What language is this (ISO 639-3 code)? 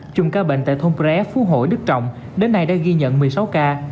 vie